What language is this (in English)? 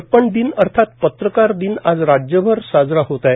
Marathi